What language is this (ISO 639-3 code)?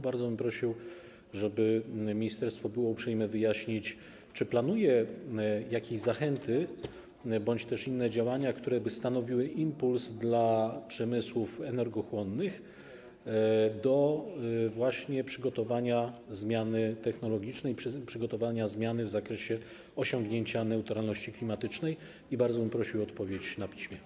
pol